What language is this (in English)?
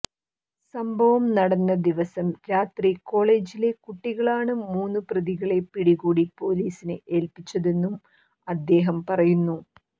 Malayalam